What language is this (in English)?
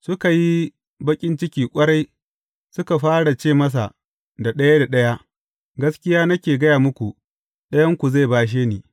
Hausa